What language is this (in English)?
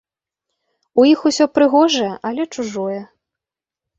Belarusian